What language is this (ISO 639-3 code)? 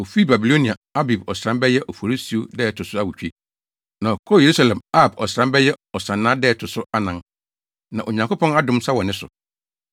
aka